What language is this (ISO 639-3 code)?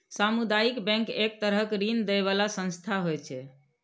mai